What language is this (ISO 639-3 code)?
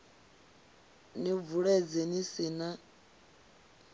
ven